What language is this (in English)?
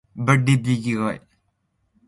Central Yupik